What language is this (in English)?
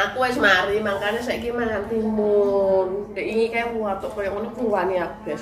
Indonesian